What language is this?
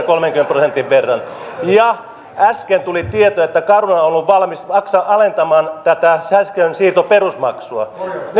Finnish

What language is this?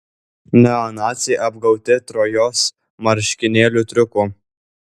Lithuanian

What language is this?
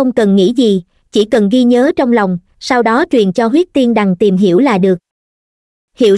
Vietnamese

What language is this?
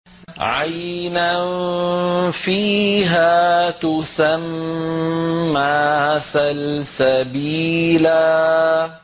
Arabic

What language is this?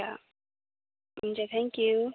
Nepali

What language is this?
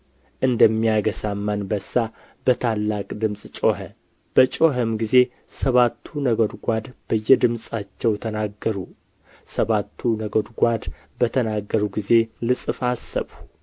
Amharic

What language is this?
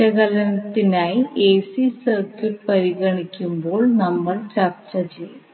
Malayalam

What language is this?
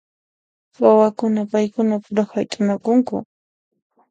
Puno Quechua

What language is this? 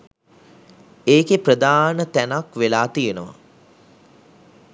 Sinhala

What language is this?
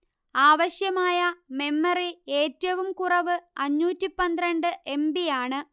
Malayalam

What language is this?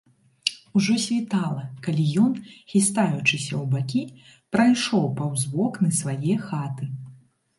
Belarusian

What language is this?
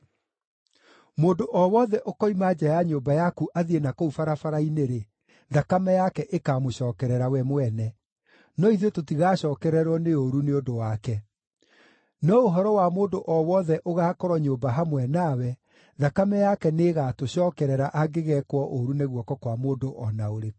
Kikuyu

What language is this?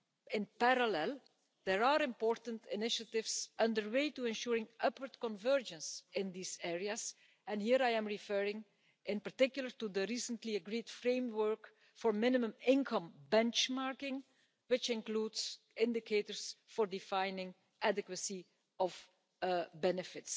English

